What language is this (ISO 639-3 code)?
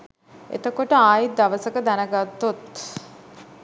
sin